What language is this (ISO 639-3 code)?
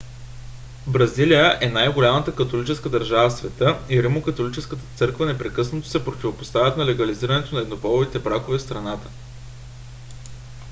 bul